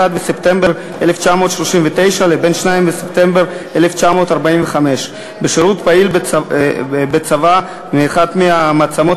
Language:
Hebrew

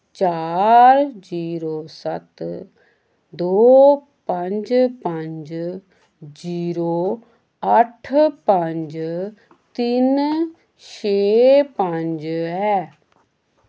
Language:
Dogri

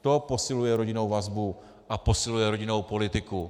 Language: Czech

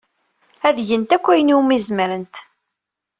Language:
Kabyle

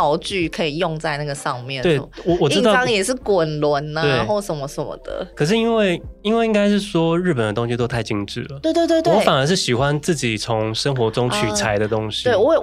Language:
Chinese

